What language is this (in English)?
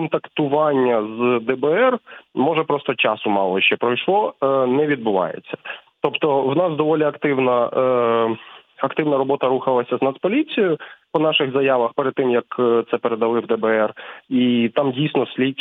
Ukrainian